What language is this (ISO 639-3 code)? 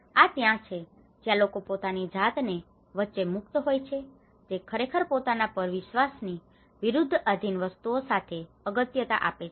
guj